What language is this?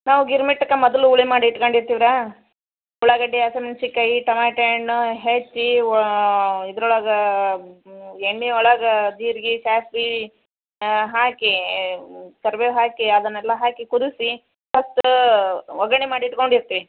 Kannada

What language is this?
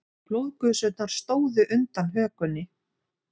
Icelandic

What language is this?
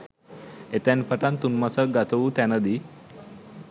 Sinhala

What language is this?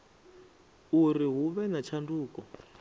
Venda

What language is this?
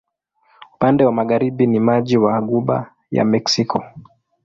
Swahili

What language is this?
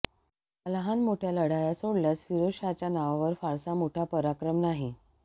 Marathi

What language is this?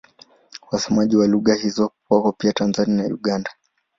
Swahili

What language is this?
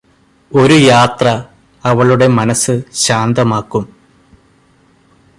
Malayalam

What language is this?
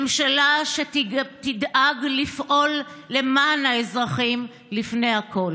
Hebrew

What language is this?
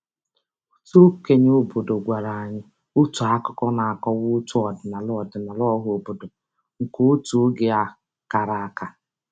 Igbo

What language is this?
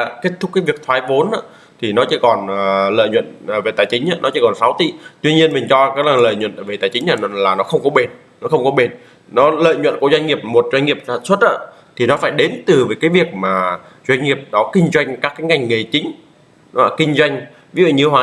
Vietnamese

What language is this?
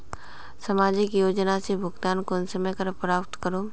Magahi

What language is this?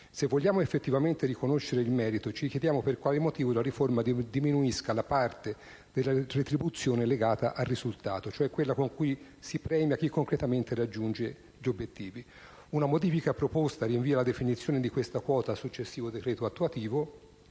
Italian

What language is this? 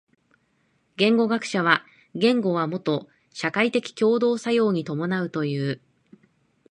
Japanese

